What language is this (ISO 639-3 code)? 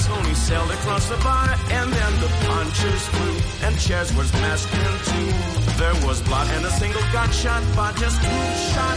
hun